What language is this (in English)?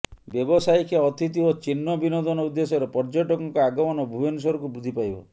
Odia